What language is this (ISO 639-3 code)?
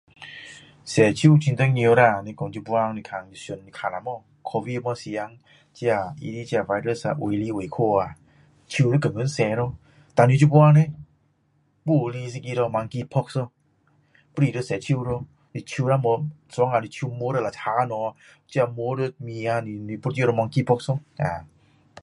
cdo